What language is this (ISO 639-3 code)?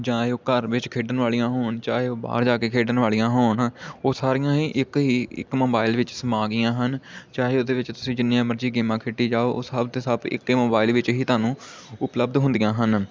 pan